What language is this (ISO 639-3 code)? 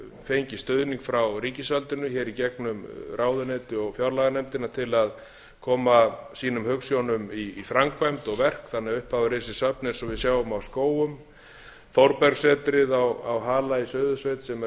isl